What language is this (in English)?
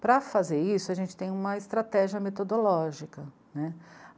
Portuguese